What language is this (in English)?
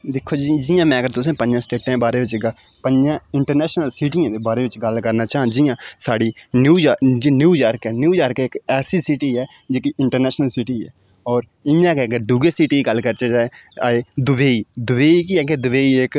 Dogri